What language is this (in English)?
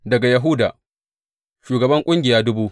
Hausa